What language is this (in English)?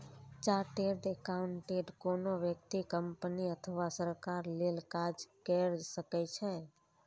Maithili